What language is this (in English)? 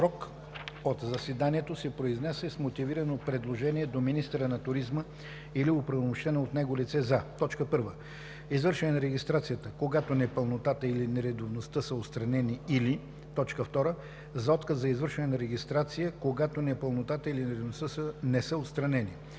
Bulgarian